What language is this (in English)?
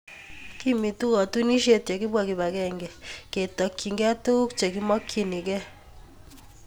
Kalenjin